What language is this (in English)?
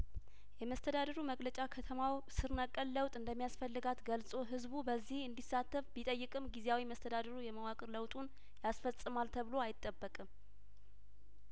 Amharic